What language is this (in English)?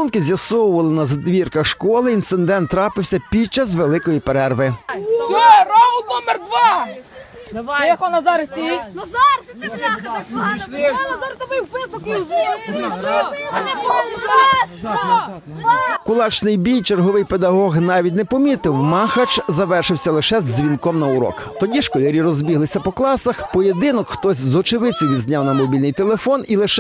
Ukrainian